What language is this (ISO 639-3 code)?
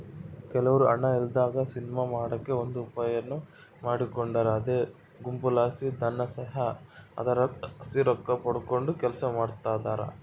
kan